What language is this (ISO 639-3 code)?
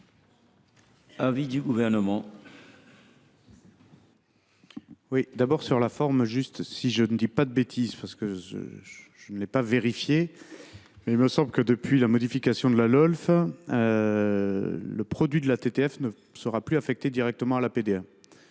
fra